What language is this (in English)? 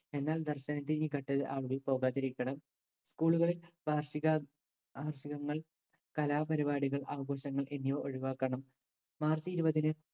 Malayalam